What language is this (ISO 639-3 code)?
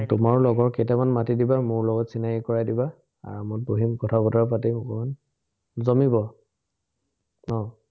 asm